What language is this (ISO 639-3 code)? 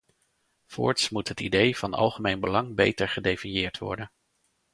nld